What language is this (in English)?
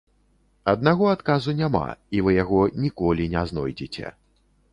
Belarusian